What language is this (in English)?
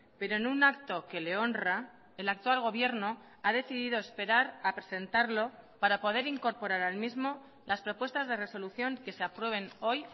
Spanish